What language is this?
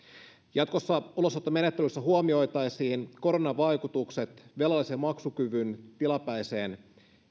Finnish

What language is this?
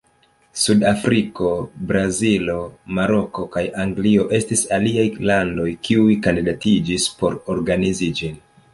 Esperanto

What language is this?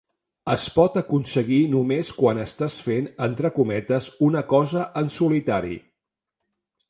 Catalan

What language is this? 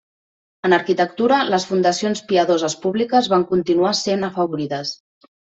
Catalan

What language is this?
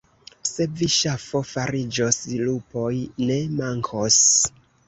Esperanto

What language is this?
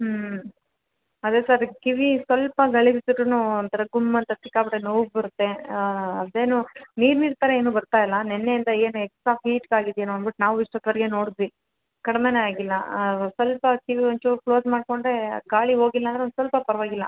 Kannada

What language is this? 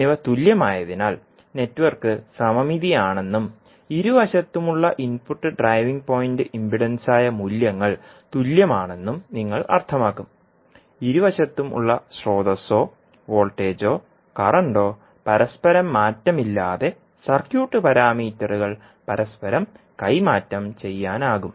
Malayalam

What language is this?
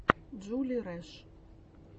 Russian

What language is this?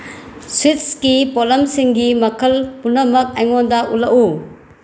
Manipuri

